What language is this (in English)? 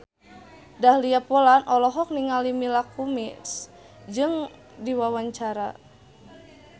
Sundanese